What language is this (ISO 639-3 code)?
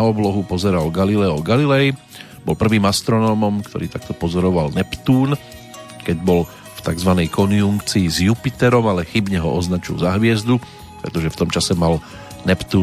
slk